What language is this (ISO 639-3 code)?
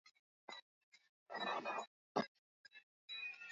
swa